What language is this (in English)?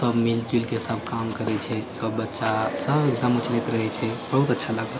Maithili